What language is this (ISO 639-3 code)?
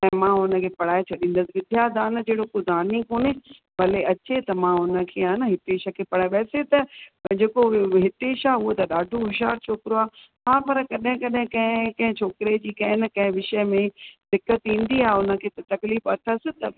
snd